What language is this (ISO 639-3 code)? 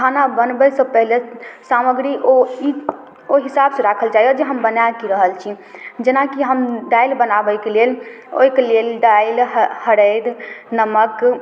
mai